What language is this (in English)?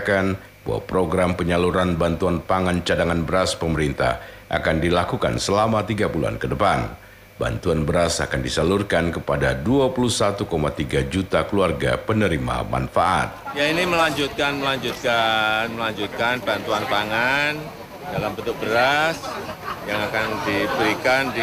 Indonesian